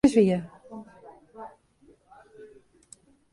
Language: Western Frisian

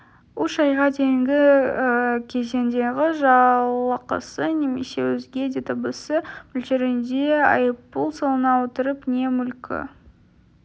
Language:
Kazakh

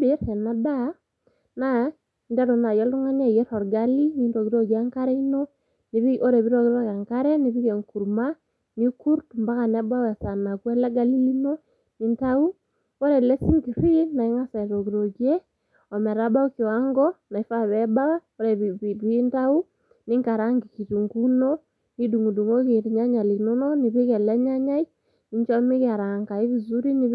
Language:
Masai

